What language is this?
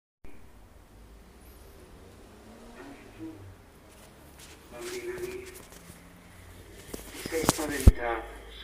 Italian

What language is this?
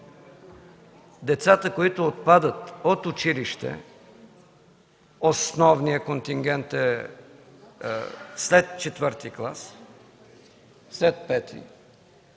Bulgarian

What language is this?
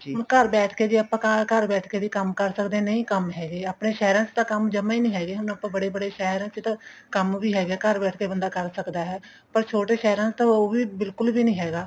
Punjabi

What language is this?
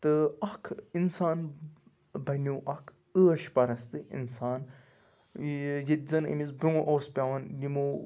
Kashmiri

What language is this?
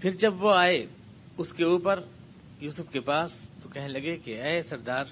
Urdu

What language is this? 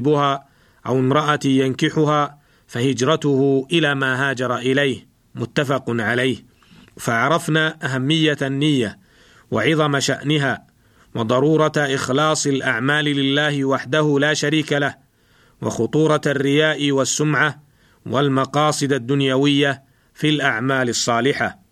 Arabic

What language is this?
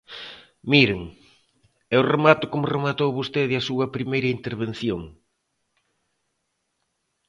Galician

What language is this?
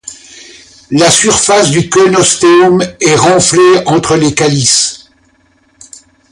French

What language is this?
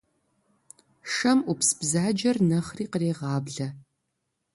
Kabardian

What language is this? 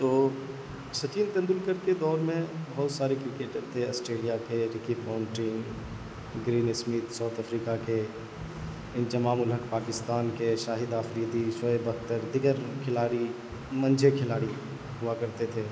Urdu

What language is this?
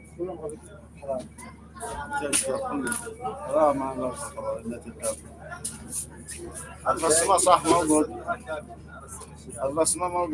Arabic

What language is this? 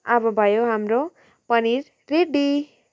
Nepali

